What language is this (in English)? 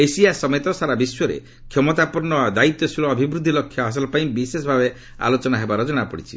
Odia